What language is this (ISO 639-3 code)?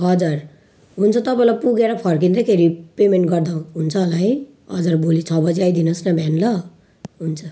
nep